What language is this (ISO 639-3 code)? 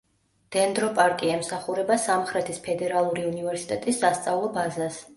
kat